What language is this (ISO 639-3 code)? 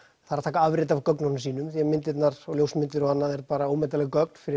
isl